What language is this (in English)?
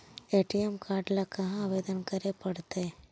Magahi